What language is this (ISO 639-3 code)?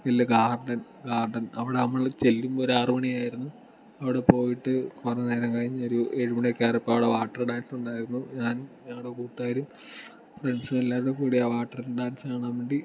mal